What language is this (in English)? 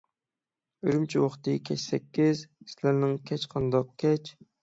Uyghur